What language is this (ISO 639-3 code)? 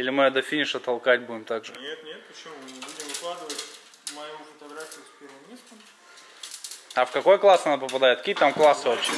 rus